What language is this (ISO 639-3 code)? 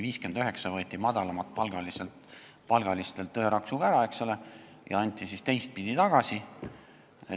est